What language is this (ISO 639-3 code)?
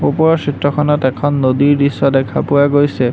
asm